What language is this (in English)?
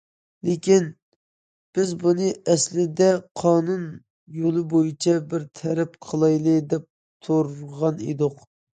Uyghur